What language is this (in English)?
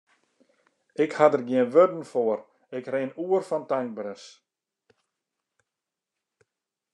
Western Frisian